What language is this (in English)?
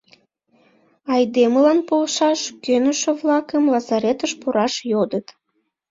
Mari